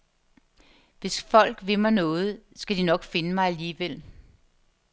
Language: Danish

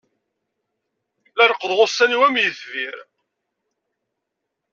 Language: Kabyle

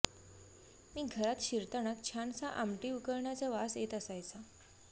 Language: Marathi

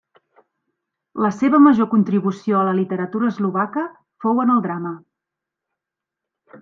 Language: Catalan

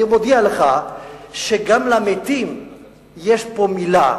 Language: Hebrew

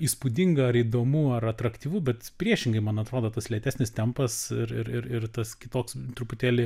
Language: Lithuanian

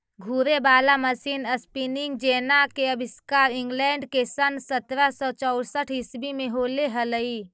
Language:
Magahi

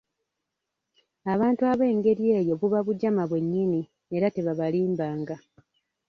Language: Ganda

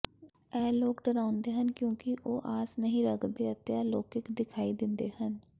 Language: Punjabi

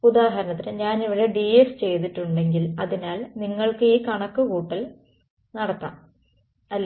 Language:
Malayalam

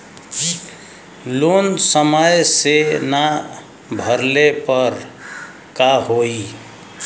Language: Bhojpuri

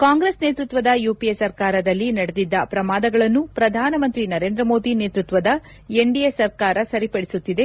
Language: Kannada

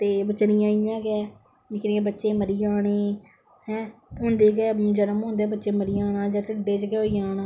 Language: Dogri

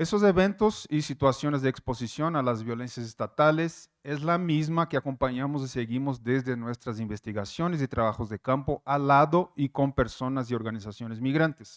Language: Spanish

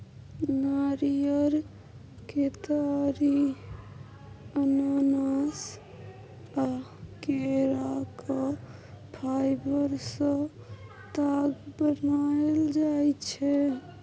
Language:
Maithili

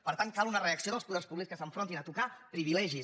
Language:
Catalan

